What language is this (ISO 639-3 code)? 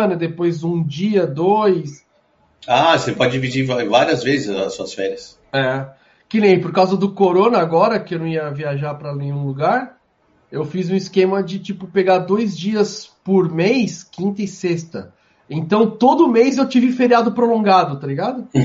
por